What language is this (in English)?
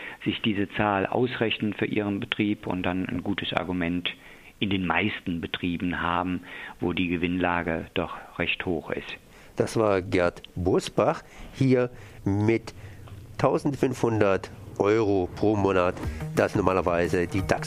German